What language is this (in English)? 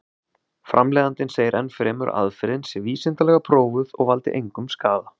Icelandic